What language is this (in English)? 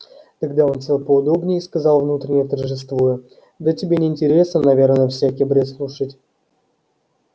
Russian